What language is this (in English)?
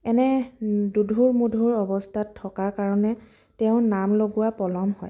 Assamese